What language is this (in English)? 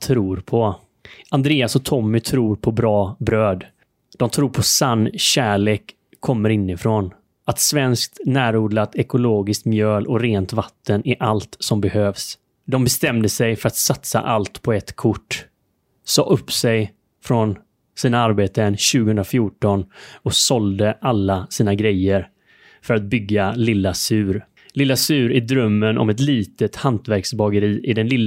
Swedish